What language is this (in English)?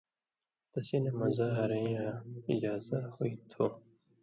Indus Kohistani